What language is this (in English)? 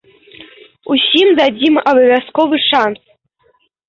Belarusian